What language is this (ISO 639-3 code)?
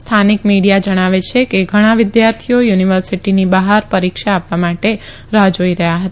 guj